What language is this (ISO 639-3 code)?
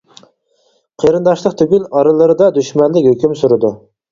uig